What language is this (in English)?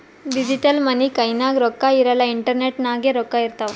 Kannada